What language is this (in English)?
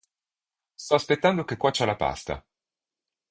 Italian